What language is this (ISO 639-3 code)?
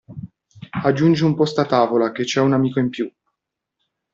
ita